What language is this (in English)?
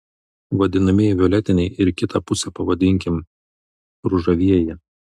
Lithuanian